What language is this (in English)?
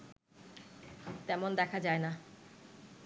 Bangla